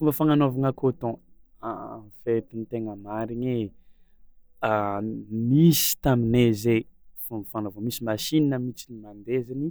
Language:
Tsimihety Malagasy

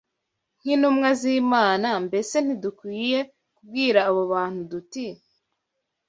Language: Kinyarwanda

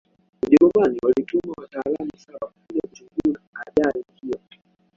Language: Swahili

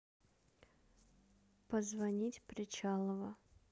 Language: Russian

